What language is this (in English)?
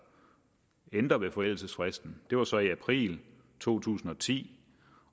Danish